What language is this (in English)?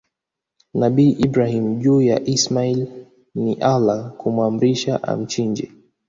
Swahili